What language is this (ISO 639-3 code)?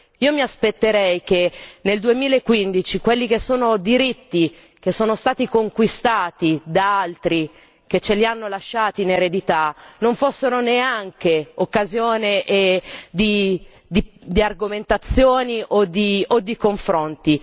ita